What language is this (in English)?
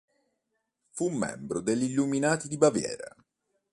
Italian